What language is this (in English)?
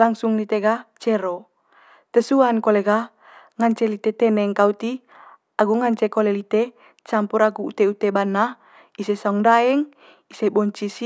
Manggarai